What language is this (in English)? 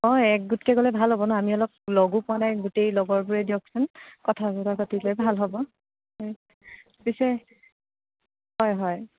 Assamese